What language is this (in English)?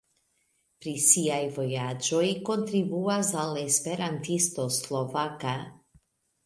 Esperanto